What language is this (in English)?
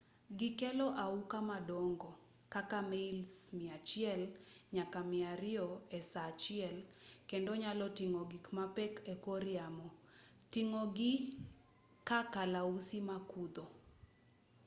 Luo (Kenya and Tanzania)